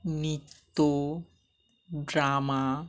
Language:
Bangla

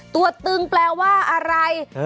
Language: Thai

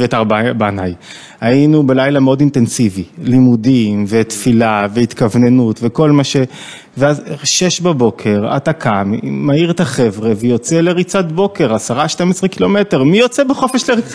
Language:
Hebrew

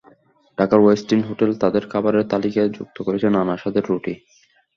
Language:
Bangla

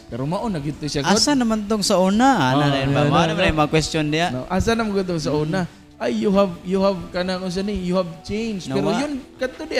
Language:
Filipino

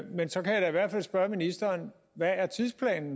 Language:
Danish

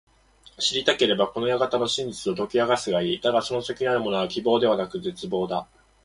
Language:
Japanese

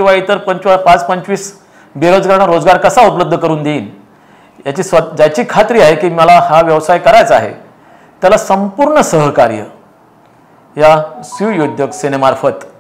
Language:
Hindi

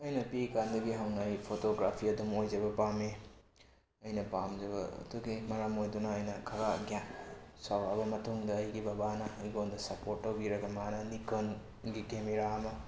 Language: Manipuri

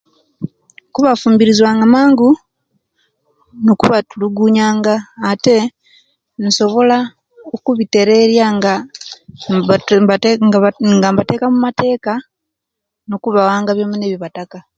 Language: Kenyi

